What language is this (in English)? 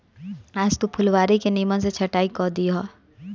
Bhojpuri